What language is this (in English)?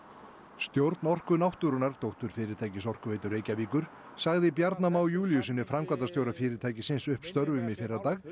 Icelandic